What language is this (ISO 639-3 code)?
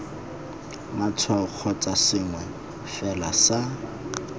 tsn